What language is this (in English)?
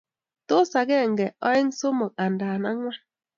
Kalenjin